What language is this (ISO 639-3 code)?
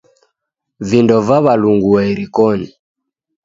dav